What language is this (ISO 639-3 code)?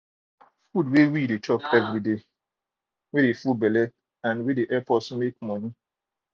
pcm